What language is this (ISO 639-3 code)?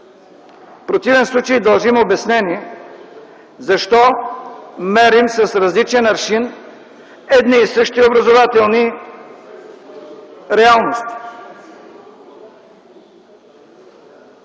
bul